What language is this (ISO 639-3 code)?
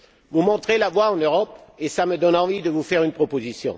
fra